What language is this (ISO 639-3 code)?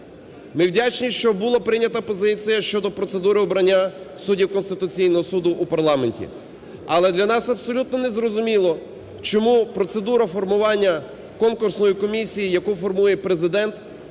ukr